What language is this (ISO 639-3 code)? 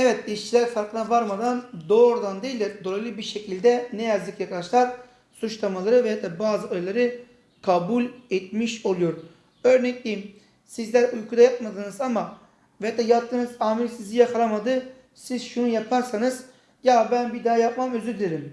tur